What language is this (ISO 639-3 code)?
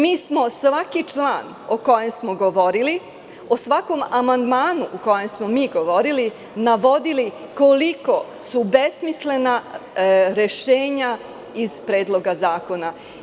srp